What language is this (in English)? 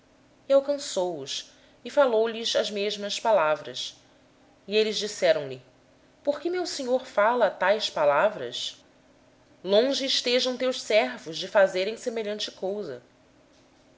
Portuguese